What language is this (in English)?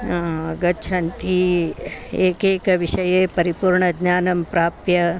Sanskrit